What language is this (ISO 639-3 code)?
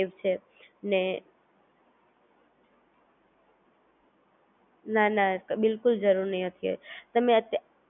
guj